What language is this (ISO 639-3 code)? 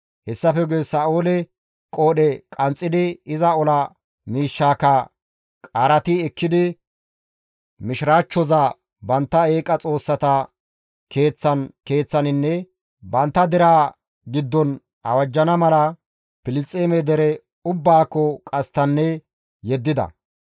gmv